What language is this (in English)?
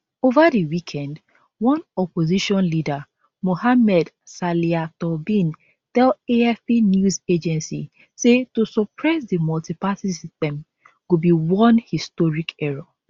Nigerian Pidgin